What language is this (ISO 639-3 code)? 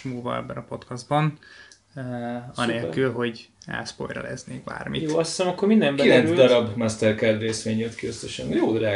hun